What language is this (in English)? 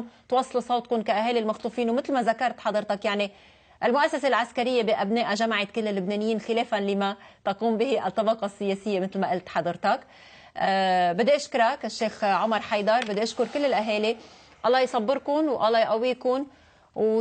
Arabic